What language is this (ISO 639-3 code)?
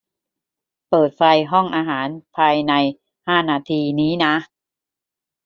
tha